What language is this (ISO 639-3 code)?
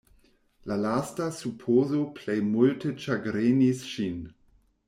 epo